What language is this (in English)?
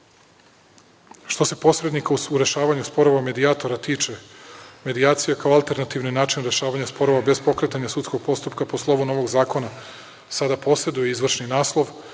Serbian